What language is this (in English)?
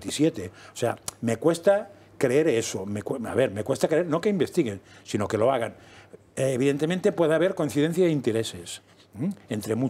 Spanish